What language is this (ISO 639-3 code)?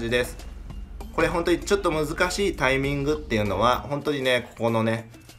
jpn